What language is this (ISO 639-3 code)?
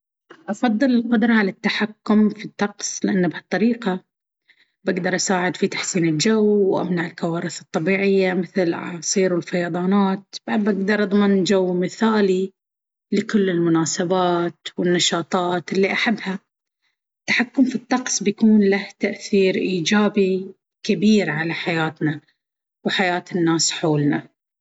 abv